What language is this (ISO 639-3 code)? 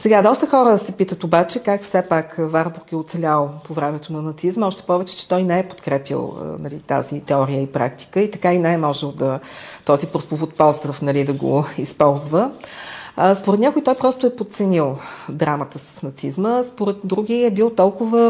bul